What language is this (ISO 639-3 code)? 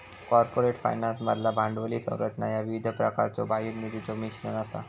mar